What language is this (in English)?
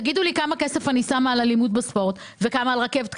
Hebrew